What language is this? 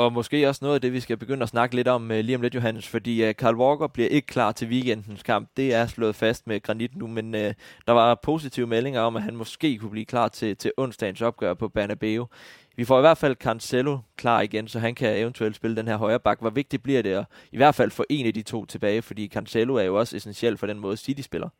Danish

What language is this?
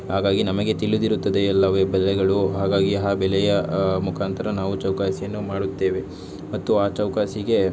Kannada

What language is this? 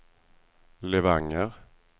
Swedish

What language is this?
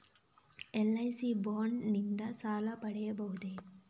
Kannada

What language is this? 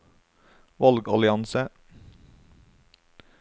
Norwegian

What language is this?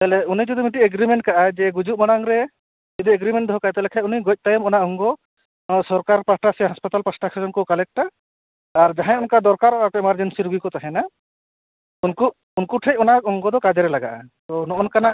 Santali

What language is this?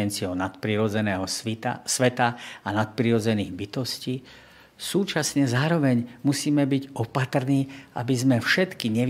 Slovak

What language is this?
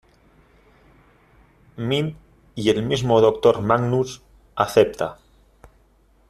Spanish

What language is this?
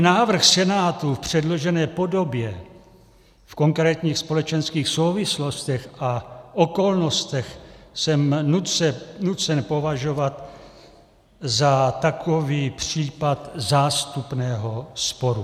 Czech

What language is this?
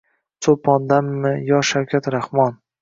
Uzbek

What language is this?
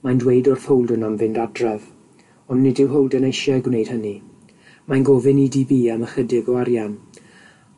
Welsh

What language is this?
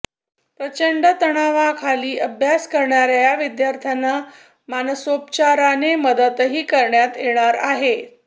Marathi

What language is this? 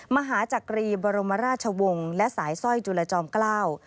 Thai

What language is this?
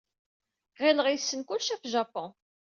Kabyle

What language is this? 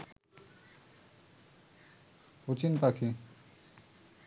Bangla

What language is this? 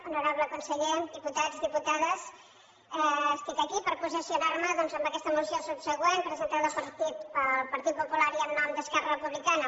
Catalan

